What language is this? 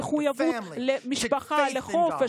Hebrew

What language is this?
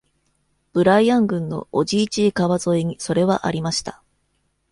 Japanese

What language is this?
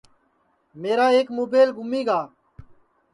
Sansi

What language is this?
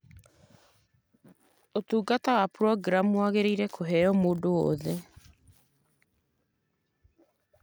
Kikuyu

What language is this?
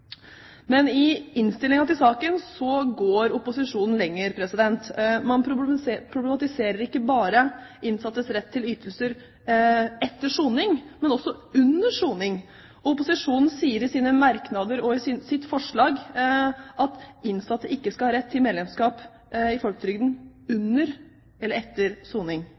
Norwegian Bokmål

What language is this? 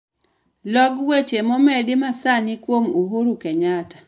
Luo (Kenya and Tanzania)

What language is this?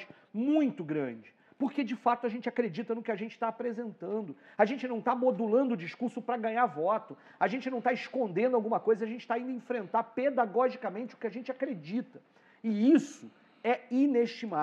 Portuguese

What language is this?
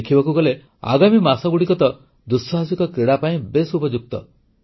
Odia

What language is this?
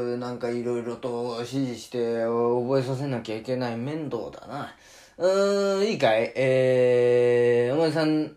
Japanese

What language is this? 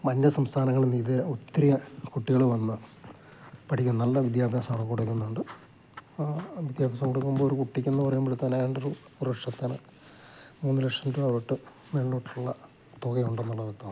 Malayalam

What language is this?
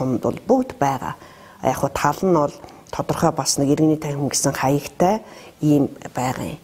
Arabic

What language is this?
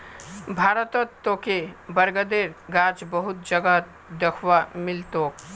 Magahi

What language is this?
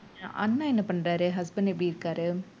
Tamil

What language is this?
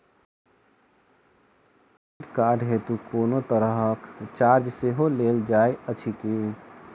Maithili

